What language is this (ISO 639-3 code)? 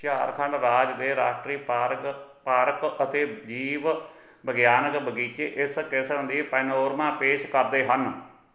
pan